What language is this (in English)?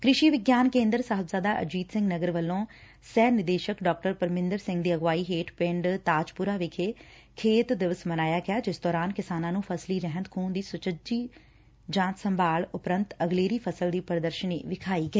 Punjabi